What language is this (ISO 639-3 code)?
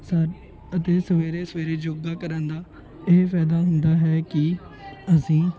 pan